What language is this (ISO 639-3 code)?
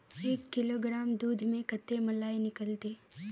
mag